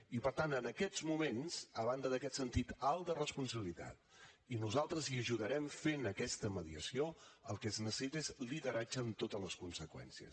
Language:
Catalan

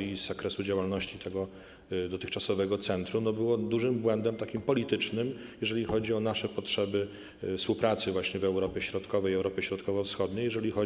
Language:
Polish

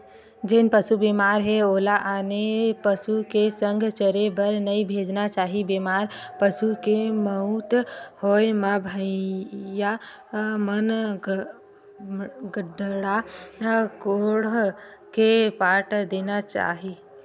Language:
Chhattisgarhi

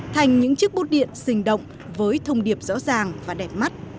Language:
Vietnamese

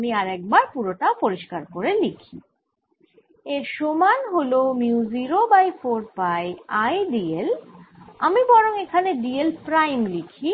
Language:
Bangla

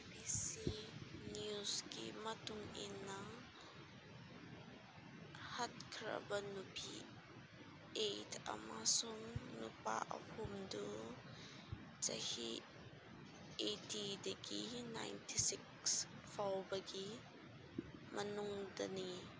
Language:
Manipuri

